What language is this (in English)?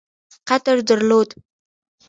Pashto